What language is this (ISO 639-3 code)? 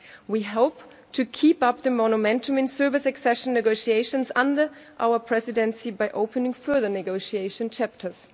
eng